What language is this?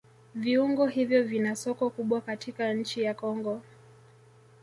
Swahili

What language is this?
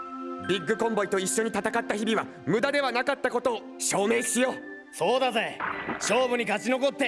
Japanese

